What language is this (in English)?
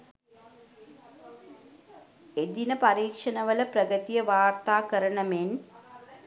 Sinhala